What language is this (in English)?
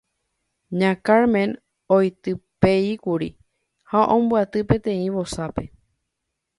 Guarani